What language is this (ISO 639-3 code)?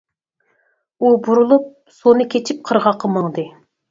uig